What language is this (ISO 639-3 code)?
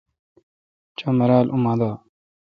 xka